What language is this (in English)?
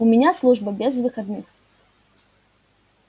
Russian